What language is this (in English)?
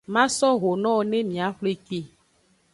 Aja (Benin)